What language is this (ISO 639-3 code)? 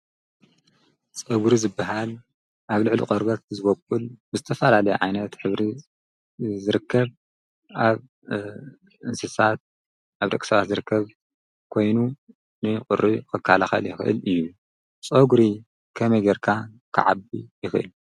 tir